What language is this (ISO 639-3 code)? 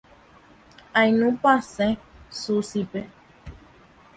grn